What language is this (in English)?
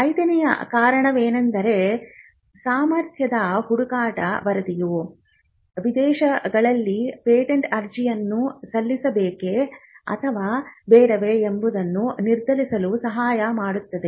Kannada